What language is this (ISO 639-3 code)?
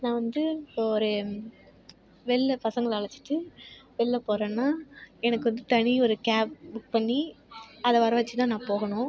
tam